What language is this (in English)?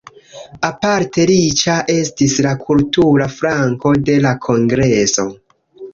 Esperanto